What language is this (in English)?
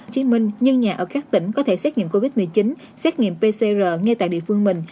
Vietnamese